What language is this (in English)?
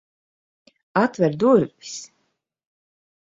Latvian